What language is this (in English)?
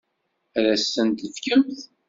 Kabyle